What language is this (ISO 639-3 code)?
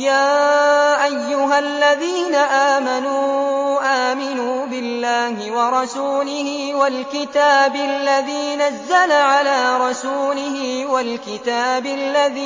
ara